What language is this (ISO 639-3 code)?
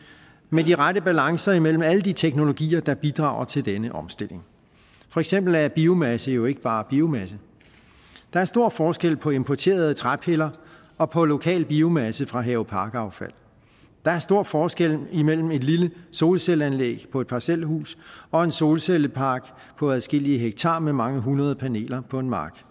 dan